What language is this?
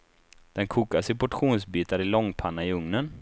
Swedish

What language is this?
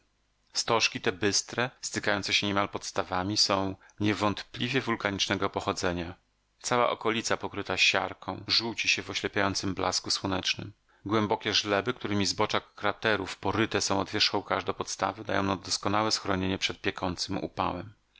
Polish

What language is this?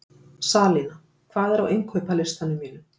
Icelandic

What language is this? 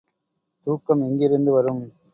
Tamil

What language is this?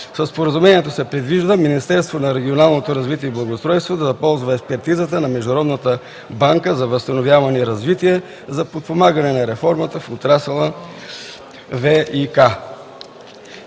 Bulgarian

